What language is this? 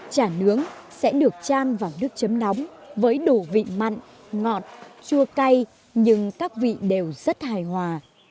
Vietnamese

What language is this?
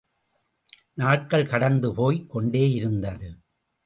Tamil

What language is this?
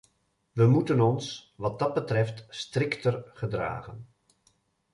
Dutch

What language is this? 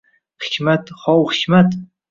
Uzbek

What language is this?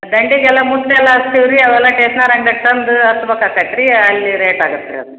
Kannada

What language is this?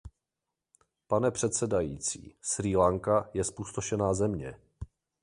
Czech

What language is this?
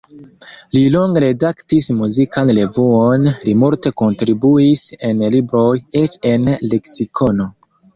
Esperanto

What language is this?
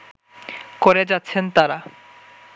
Bangla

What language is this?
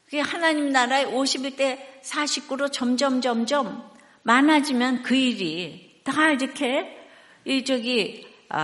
Korean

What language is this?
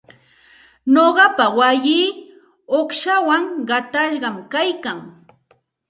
Santa Ana de Tusi Pasco Quechua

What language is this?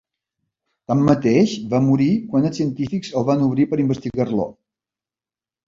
Catalan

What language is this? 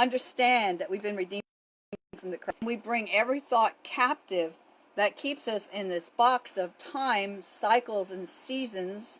English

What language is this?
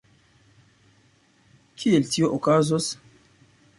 Esperanto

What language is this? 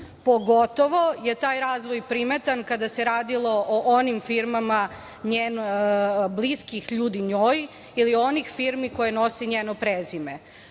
Serbian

